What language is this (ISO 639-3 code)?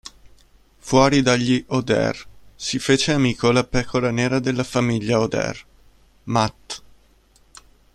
ita